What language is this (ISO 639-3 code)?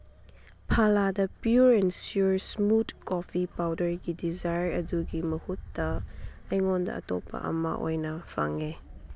mni